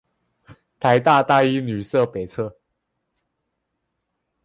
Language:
Chinese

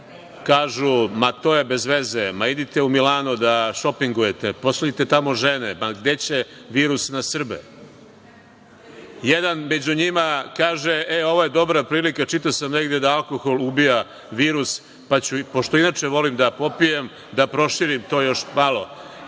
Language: Serbian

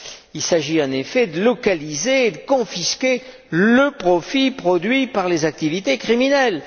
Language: French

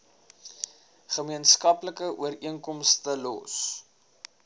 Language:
Afrikaans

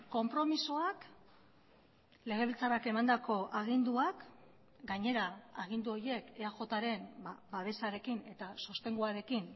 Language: Basque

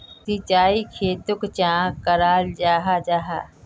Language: Magahi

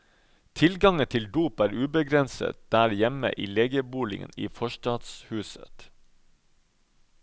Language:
Norwegian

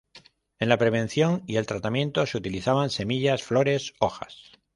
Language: Spanish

